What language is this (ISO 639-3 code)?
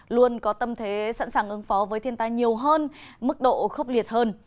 vie